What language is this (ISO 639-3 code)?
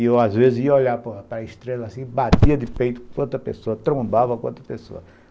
por